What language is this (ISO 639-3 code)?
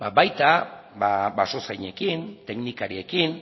eus